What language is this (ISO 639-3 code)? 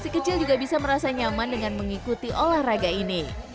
ind